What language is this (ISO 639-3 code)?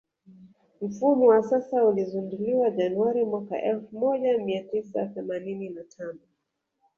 swa